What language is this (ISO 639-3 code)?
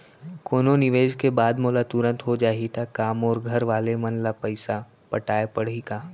hne